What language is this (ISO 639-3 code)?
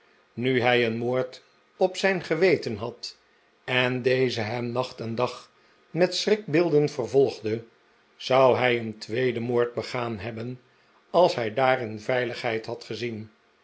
nld